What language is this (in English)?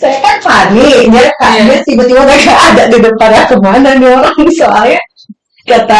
Indonesian